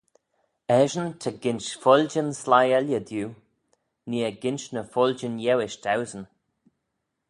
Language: Manx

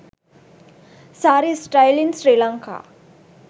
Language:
Sinhala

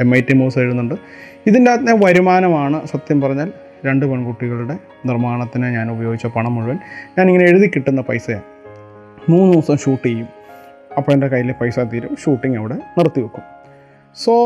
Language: Malayalam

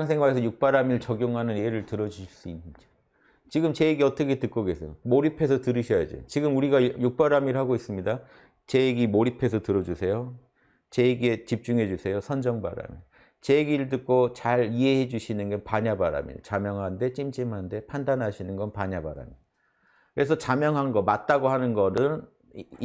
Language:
Korean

